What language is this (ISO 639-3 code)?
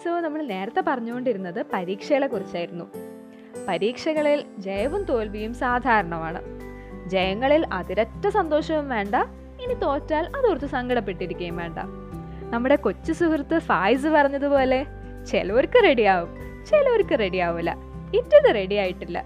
mal